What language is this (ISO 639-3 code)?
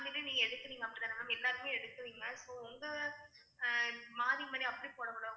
tam